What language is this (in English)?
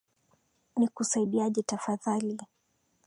Swahili